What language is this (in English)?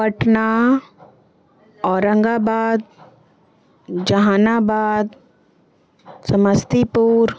Urdu